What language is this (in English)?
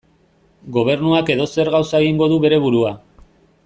Basque